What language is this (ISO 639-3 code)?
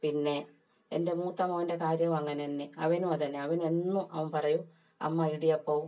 mal